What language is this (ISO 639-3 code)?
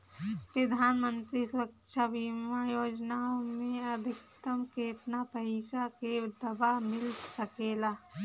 bho